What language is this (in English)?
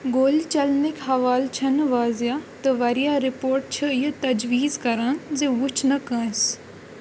Kashmiri